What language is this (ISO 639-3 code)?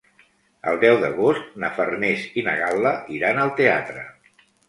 cat